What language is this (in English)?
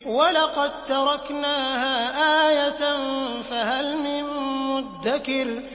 Arabic